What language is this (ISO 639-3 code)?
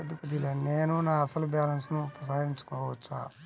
tel